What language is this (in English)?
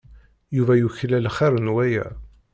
Kabyle